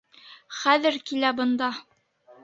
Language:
Bashkir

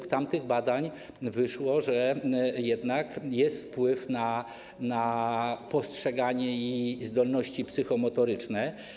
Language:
Polish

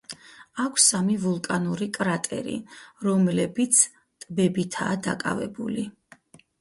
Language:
Georgian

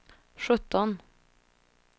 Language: Swedish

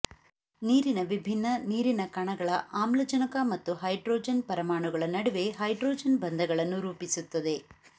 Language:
Kannada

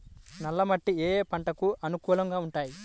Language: Telugu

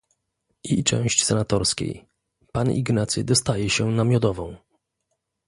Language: Polish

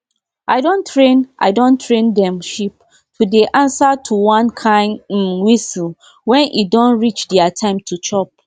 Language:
Nigerian Pidgin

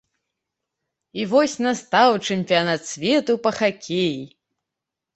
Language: Belarusian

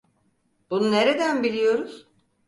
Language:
Turkish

